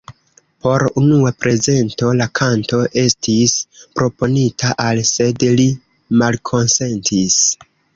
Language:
Esperanto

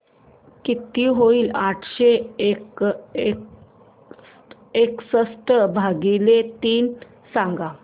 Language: Marathi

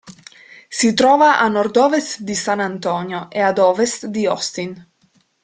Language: Italian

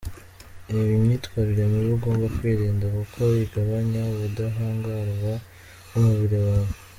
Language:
Kinyarwanda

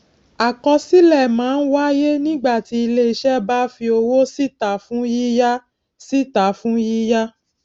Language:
Yoruba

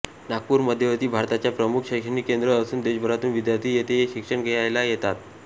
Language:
Marathi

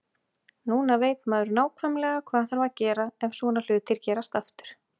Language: Icelandic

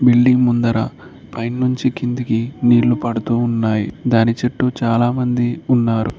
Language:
Telugu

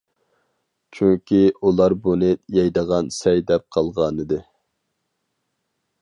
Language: Uyghur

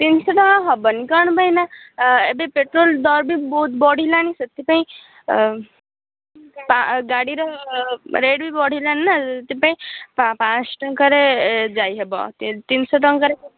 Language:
Odia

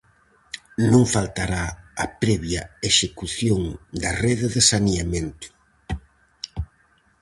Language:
Galician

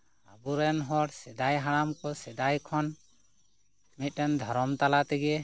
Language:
Santali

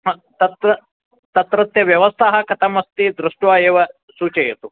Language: Sanskrit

